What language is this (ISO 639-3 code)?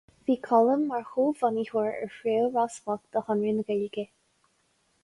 gle